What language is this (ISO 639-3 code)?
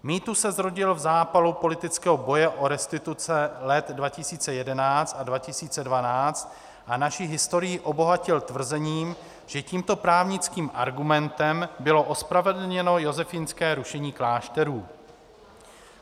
ces